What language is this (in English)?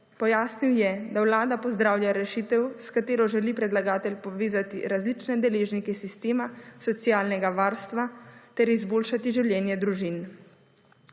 Slovenian